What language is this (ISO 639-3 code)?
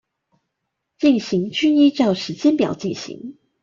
zho